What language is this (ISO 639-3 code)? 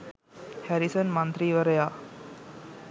sin